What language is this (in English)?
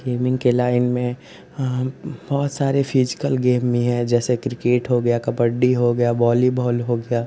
Hindi